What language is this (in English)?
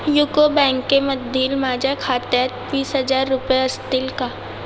Marathi